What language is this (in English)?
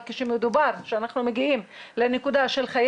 Hebrew